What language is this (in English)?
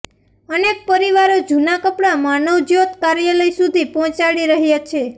Gujarati